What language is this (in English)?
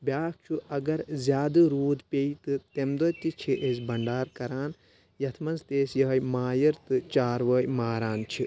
Kashmiri